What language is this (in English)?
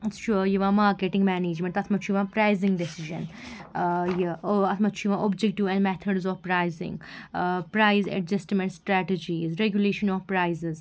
Kashmiri